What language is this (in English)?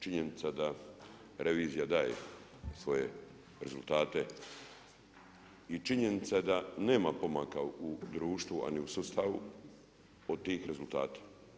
Croatian